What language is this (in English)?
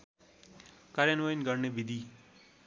Nepali